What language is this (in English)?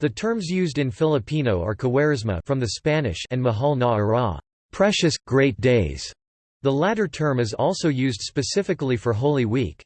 English